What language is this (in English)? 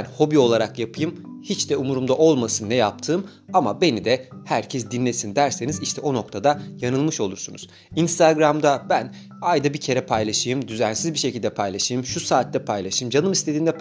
Turkish